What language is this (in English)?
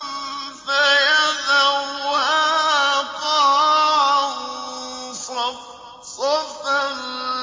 Arabic